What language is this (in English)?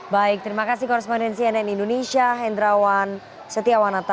Indonesian